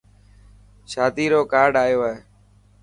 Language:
Dhatki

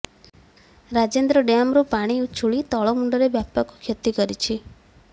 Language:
Odia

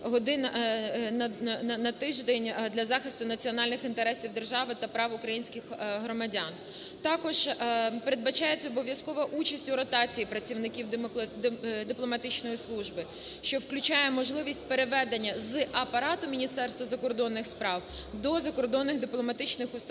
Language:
Ukrainian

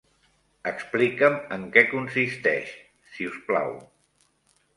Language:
Catalan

